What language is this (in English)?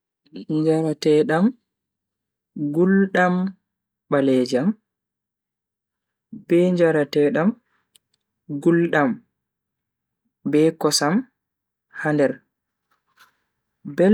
Bagirmi Fulfulde